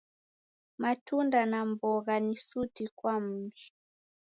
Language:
Taita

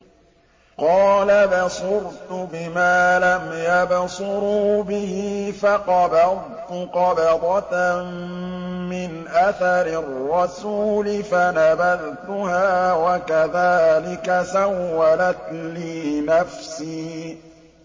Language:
Arabic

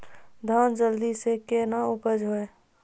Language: Maithili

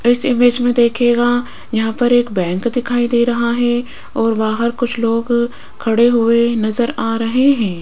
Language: Hindi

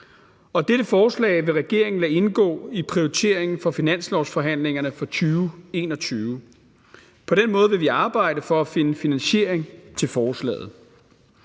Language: Danish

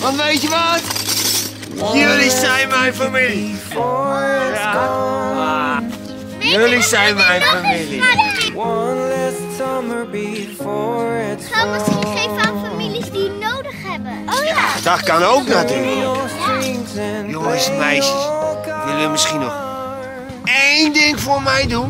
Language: Dutch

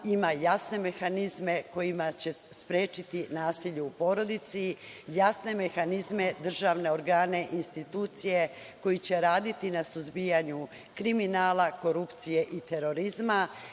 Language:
Serbian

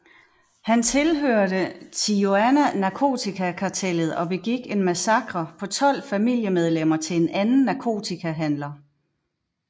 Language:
Danish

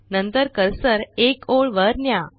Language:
Marathi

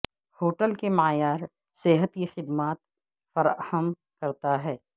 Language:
Urdu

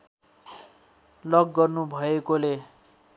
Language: Nepali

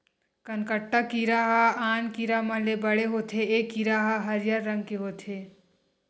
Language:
Chhattisgarhi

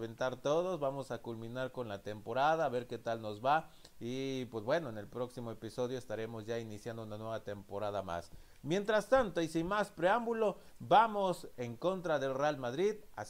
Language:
Spanish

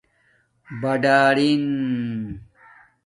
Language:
Domaaki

